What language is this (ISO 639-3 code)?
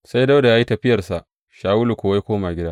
hau